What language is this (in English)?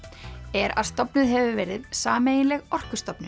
Icelandic